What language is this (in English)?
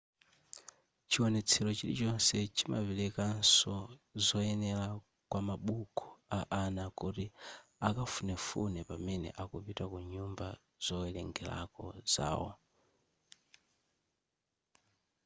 Nyanja